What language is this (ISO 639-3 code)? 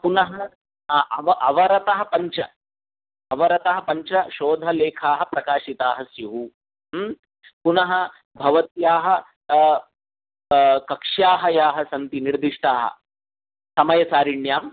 san